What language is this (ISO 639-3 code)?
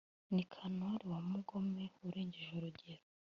kin